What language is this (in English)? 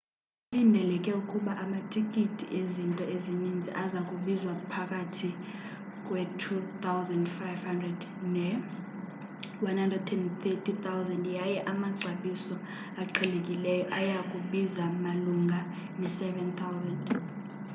Xhosa